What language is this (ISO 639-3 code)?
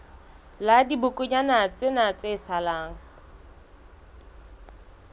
sot